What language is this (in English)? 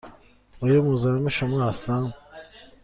Persian